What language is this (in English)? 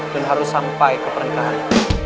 Indonesian